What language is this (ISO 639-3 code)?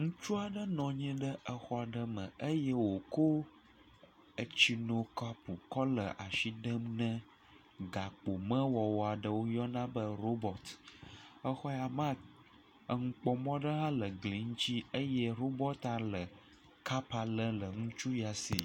ewe